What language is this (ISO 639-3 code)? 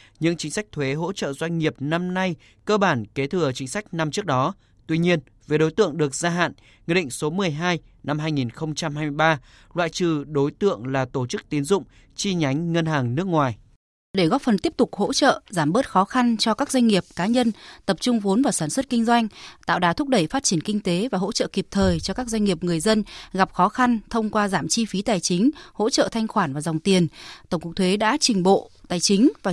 vie